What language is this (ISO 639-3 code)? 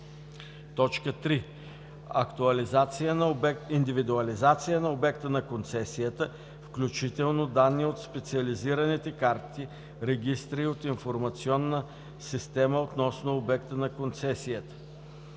bul